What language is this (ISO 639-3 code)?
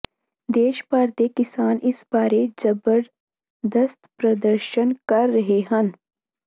pan